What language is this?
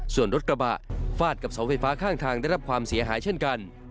Thai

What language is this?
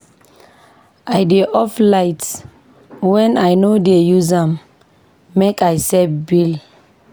Nigerian Pidgin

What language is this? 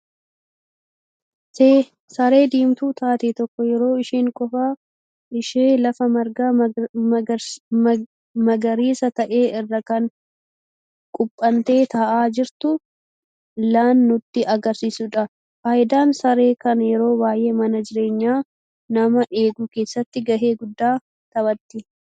Oromo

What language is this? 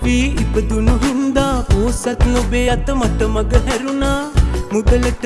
Sinhala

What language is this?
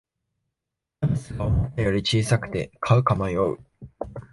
Japanese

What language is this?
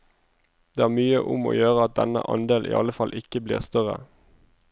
Norwegian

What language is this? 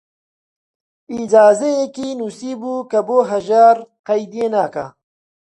Central Kurdish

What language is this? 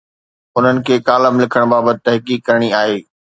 Sindhi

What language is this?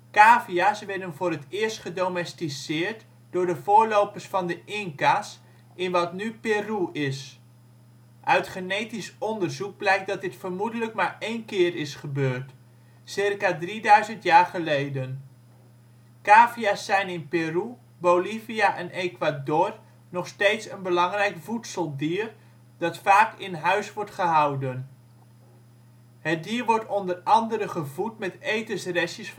Dutch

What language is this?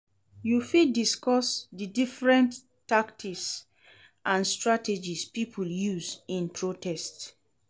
Nigerian Pidgin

